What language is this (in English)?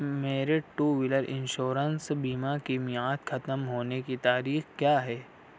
Urdu